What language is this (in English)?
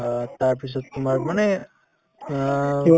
Assamese